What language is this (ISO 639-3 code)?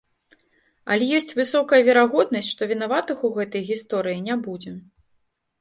bel